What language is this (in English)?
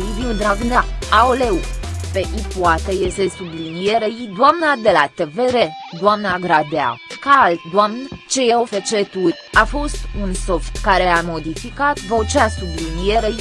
Romanian